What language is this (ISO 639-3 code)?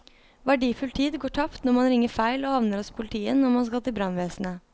nor